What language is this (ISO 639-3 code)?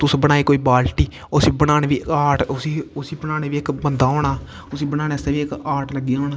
doi